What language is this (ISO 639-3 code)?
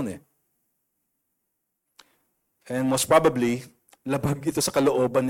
fil